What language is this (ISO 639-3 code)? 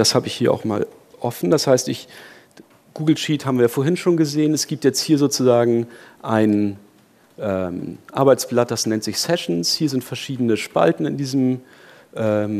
deu